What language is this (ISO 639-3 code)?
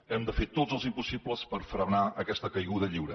cat